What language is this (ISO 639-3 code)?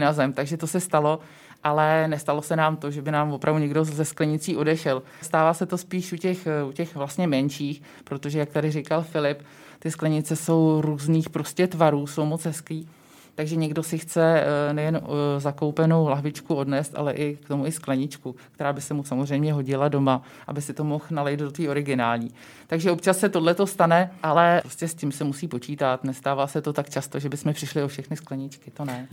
ces